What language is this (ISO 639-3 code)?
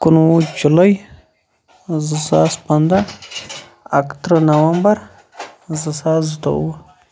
kas